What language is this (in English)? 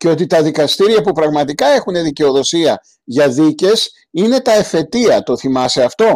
Greek